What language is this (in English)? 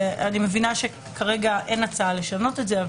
Hebrew